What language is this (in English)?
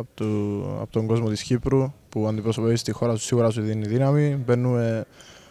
Greek